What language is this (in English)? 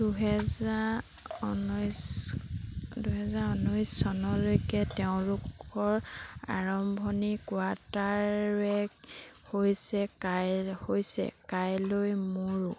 Assamese